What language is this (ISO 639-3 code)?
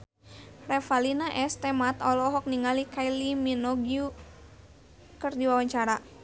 sun